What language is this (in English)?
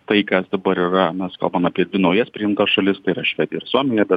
Lithuanian